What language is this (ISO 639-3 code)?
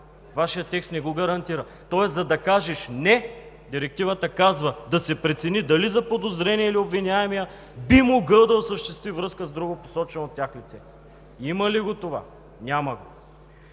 bul